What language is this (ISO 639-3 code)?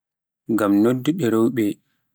fuf